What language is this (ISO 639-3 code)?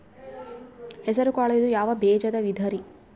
kan